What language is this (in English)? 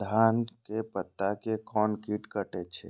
Maithili